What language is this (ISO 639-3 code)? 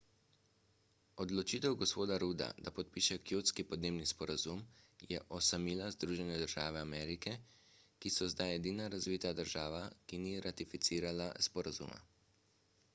slv